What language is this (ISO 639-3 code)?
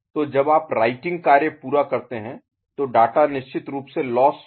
hin